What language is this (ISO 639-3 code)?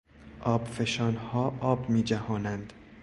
fas